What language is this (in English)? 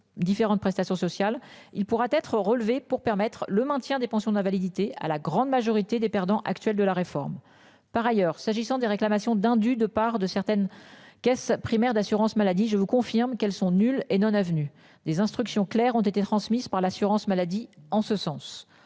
French